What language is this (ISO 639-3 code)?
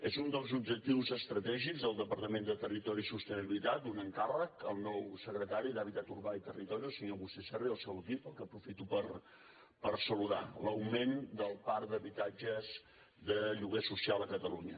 cat